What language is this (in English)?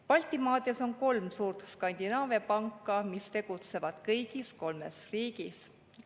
Estonian